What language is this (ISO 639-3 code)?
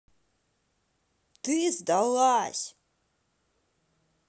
rus